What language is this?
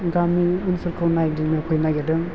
Bodo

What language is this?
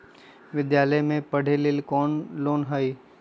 Magahi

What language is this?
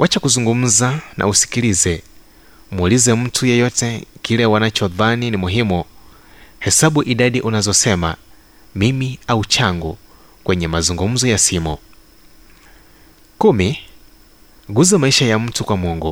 Swahili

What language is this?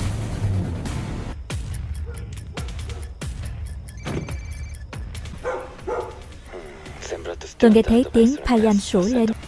Vietnamese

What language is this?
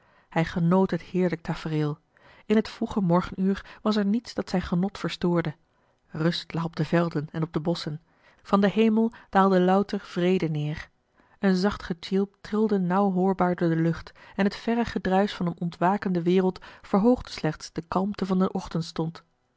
Dutch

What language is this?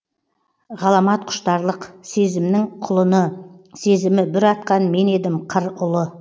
Kazakh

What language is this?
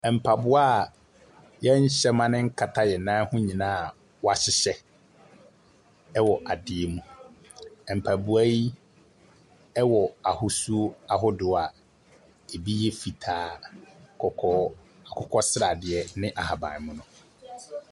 Akan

